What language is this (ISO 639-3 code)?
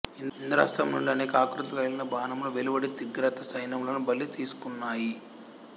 tel